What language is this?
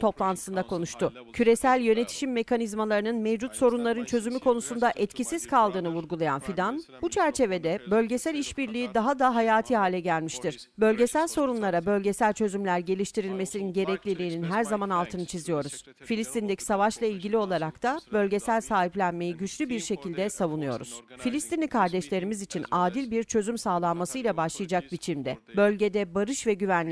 Turkish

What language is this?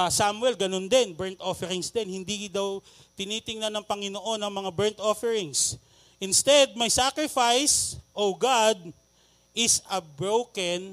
Filipino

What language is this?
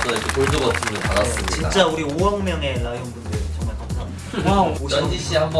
Korean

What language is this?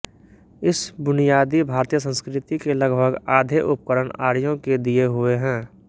Hindi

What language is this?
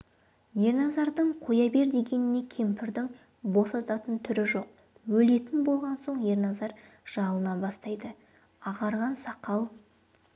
Kazakh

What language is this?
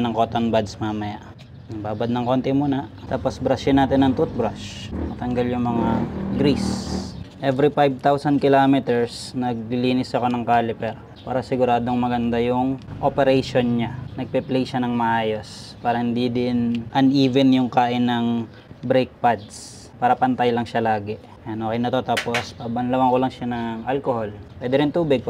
Filipino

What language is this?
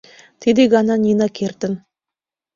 Mari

